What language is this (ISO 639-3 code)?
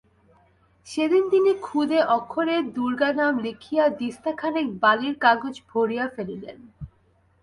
ben